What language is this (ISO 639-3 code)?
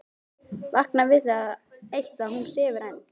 isl